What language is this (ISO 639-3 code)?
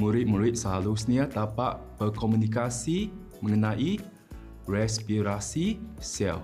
msa